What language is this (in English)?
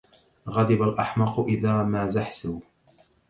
Arabic